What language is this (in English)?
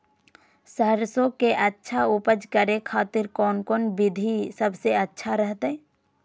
Magahi